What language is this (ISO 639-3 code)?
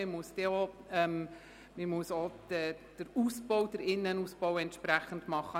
gsw